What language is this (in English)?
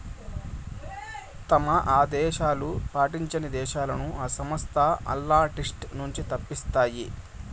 Telugu